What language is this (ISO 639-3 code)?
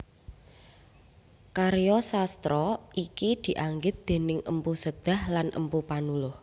jav